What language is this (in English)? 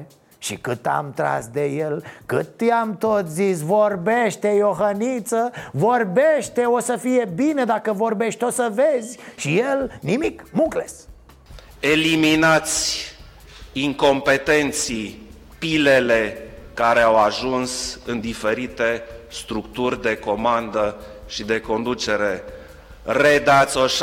Romanian